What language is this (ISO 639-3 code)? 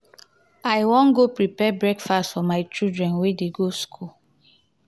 pcm